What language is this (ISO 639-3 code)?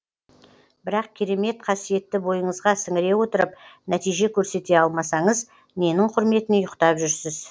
kaz